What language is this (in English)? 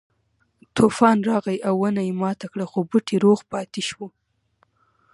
Pashto